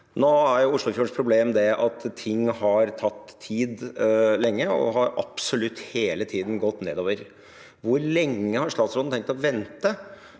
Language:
Norwegian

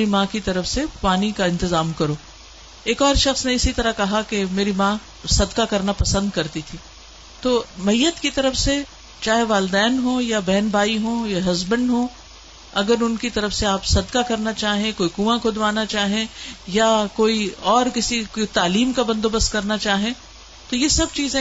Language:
Urdu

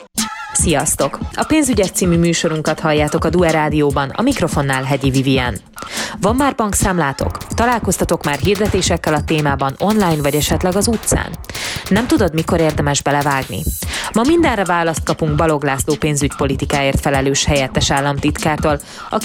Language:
Hungarian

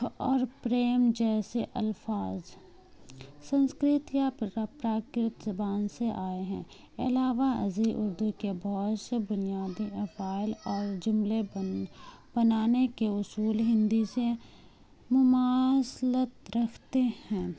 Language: Urdu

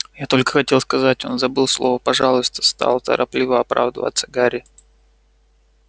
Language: Russian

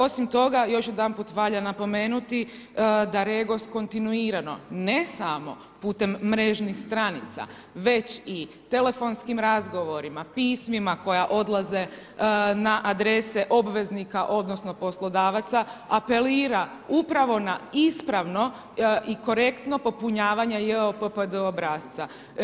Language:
Croatian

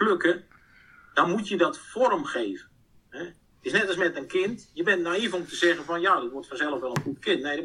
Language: Dutch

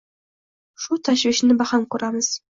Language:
Uzbek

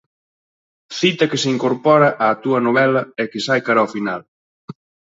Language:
Galician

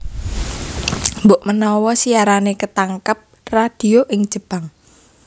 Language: Javanese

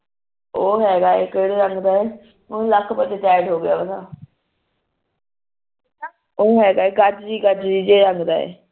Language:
Punjabi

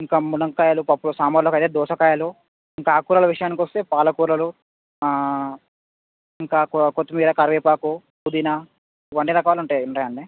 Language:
Telugu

